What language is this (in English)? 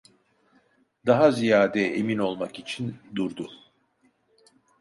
Turkish